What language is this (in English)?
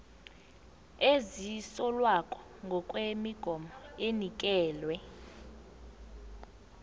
South Ndebele